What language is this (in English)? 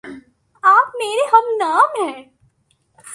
Urdu